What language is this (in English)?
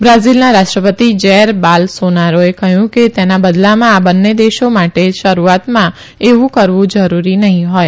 Gujarati